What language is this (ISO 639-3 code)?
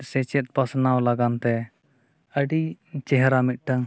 sat